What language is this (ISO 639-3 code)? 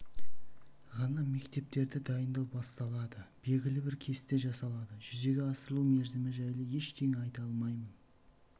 kaz